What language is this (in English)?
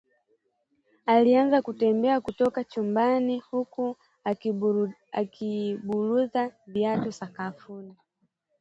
Swahili